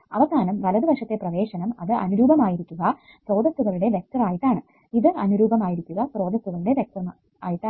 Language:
Malayalam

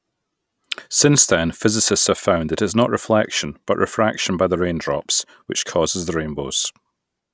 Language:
English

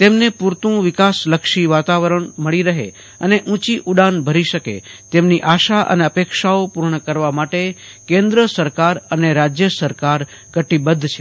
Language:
Gujarati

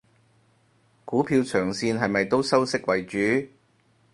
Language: Cantonese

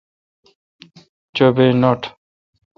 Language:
Kalkoti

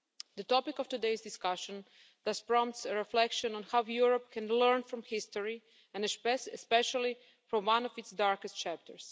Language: English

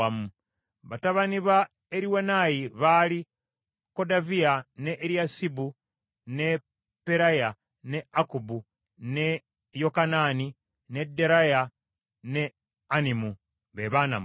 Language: Ganda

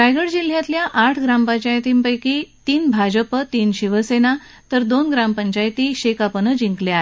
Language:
Marathi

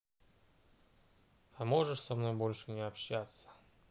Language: Russian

